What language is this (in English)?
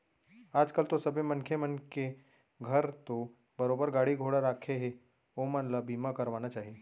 Chhattisgarhi